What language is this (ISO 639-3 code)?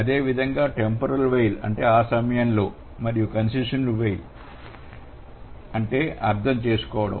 tel